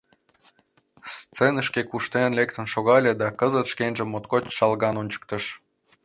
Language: Mari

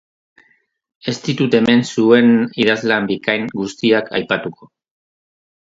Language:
Basque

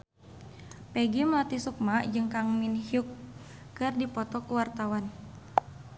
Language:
Sundanese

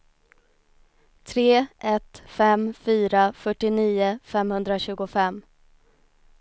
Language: Swedish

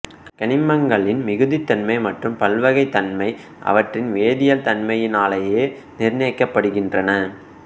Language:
Tamil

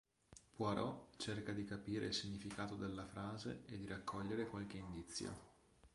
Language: Italian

